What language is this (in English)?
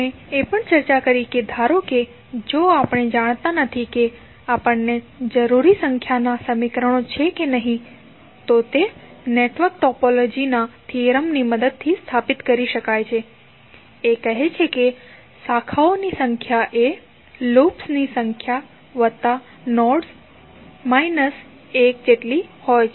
Gujarati